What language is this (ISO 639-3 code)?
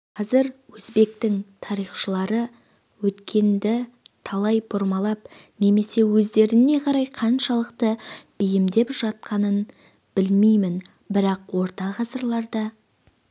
kaz